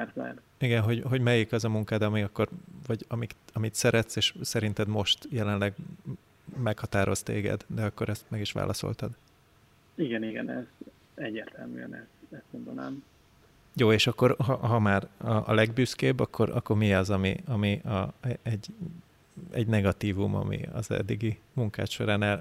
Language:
Hungarian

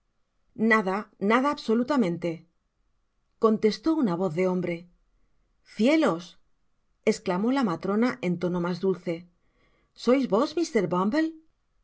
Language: Spanish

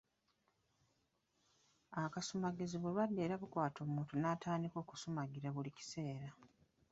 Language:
Ganda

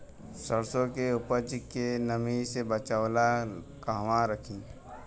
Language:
Bhojpuri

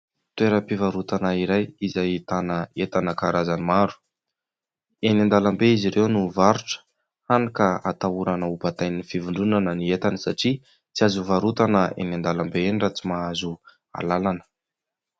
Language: Malagasy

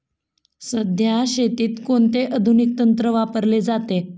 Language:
Marathi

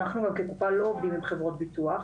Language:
Hebrew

